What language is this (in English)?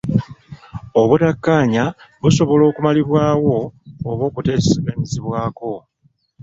Ganda